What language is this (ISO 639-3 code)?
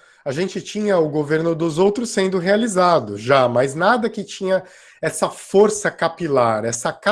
por